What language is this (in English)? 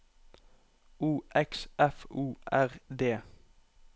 Norwegian